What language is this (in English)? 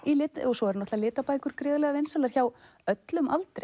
Icelandic